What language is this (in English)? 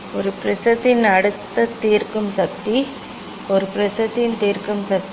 Tamil